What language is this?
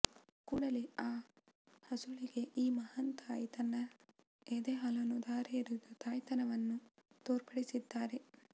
Kannada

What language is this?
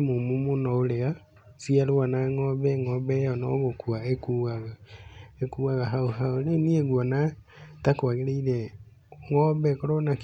Kikuyu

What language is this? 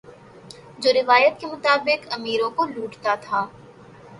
Urdu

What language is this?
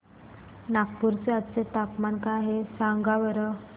Marathi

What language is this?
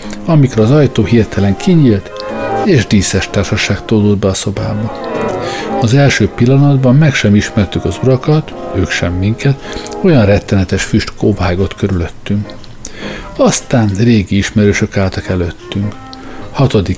Hungarian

